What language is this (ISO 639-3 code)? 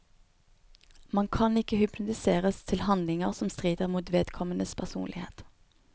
nor